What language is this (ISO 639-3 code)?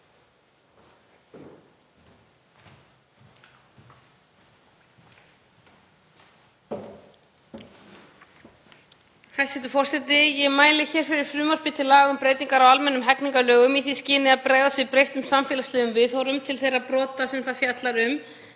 isl